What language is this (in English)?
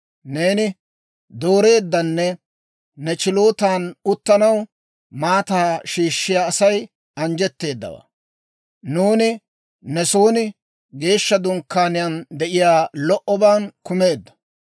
Dawro